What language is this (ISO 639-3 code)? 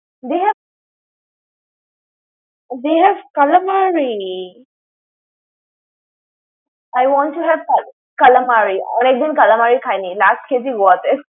ben